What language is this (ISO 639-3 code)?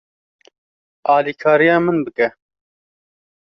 kur